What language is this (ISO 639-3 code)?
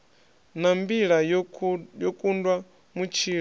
ven